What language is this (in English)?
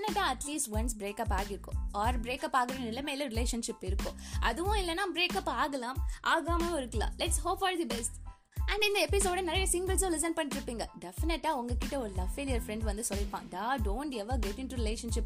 Tamil